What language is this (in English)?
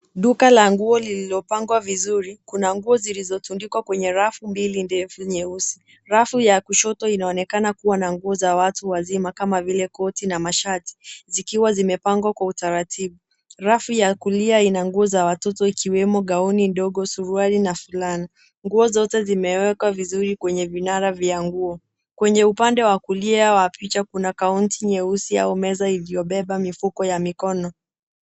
Swahili